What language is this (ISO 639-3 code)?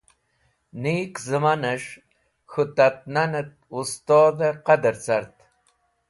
wbl